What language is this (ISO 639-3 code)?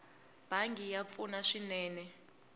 tso